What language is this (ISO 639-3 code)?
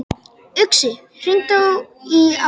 isl